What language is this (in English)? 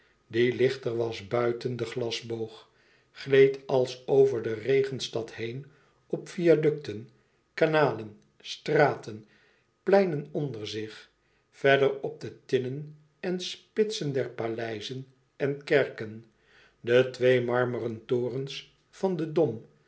Dutch